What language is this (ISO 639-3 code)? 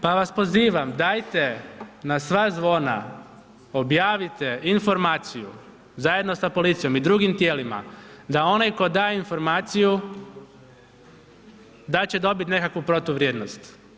hrv